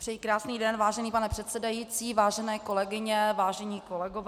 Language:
Czech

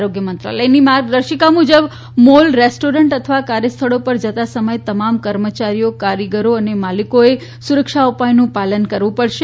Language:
Gujarati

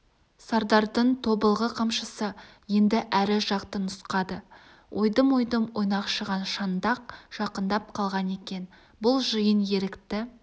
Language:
Kazakh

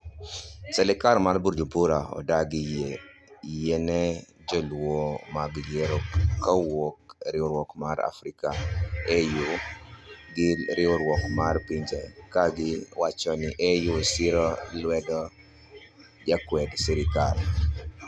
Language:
Luo (Kenya and Tanzania)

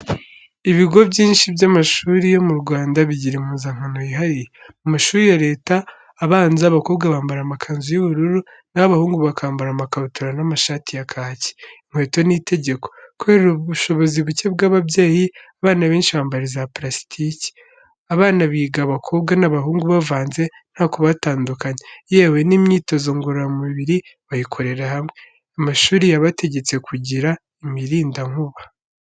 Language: Kinyarwanda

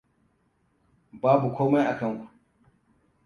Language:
Hausa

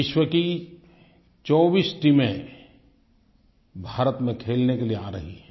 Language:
Hindi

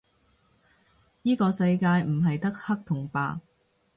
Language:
Cantonese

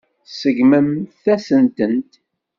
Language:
Kabyle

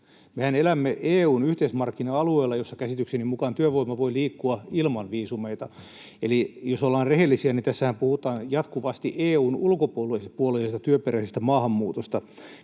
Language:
Finnish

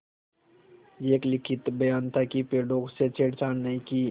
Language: Hindi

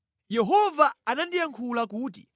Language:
Nyanja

